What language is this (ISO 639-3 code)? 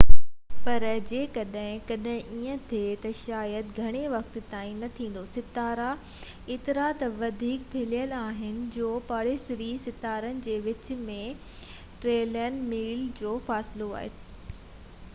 snd